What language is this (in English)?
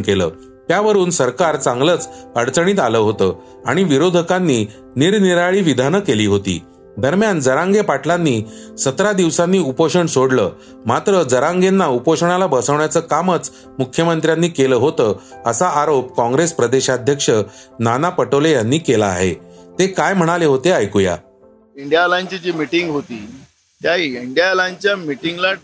Marathi